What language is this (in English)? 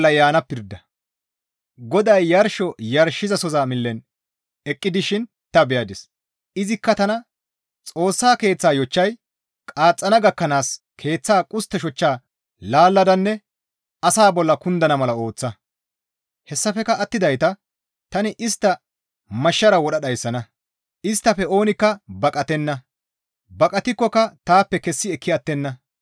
Gamo